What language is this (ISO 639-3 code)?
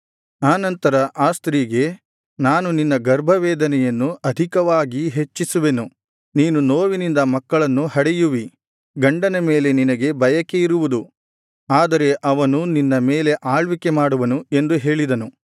kan